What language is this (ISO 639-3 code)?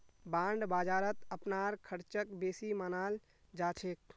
mag